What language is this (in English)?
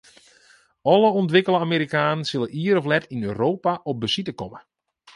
Western Frisian